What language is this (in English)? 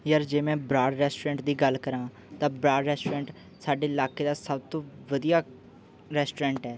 Punjabi